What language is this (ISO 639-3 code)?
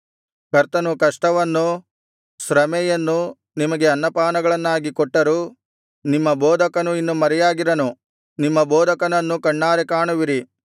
kan